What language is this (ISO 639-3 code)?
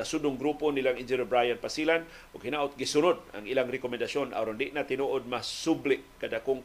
fil